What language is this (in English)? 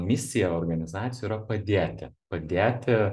Lithuanian